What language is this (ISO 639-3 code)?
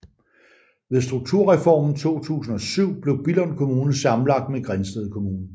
dan